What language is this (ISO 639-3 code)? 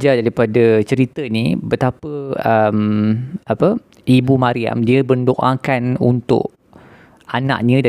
msa